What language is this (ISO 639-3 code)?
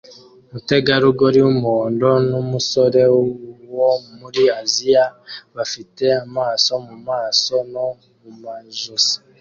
kin